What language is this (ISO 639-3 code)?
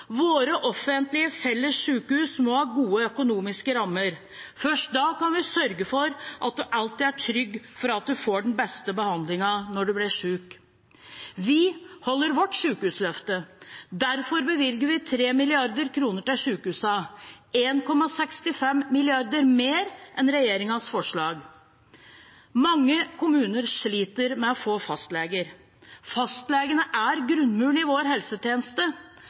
nob